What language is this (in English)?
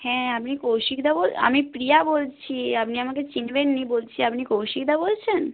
Bangla